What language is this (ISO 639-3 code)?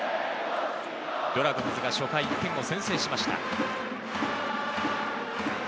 jpn